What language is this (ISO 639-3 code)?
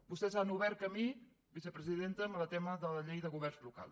cat